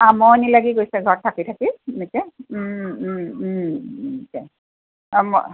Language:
Assamese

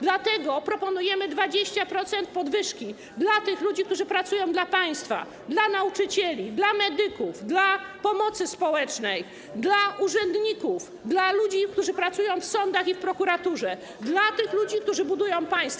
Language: Polish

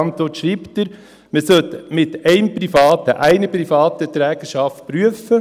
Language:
Swiss German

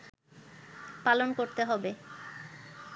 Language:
Bangla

